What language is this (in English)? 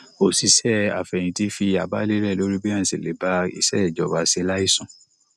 Yoruba